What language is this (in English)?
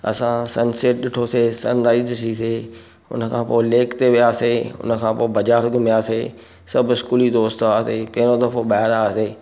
Sindhi